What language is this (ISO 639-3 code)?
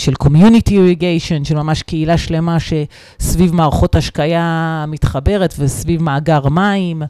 heb